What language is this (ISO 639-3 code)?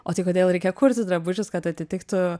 lit